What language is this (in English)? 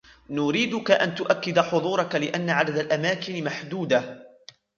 Arabic